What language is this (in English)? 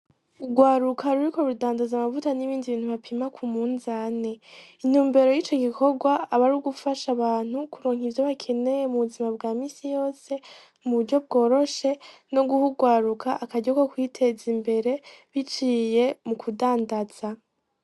Rundi